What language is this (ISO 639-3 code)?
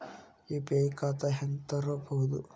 kan